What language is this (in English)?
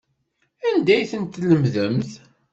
Kabyle